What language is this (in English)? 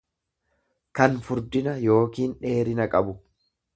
Oromo